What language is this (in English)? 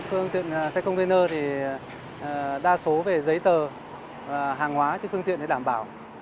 Vietnamese